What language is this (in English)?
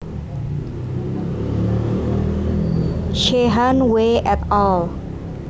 Javanese